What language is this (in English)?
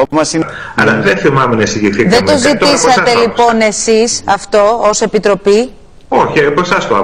Greek